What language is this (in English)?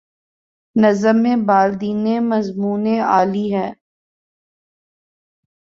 Urdu